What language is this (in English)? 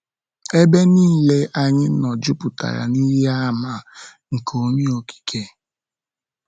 Igbo